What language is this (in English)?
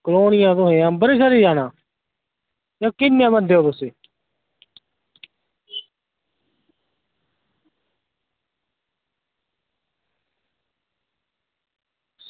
Dogri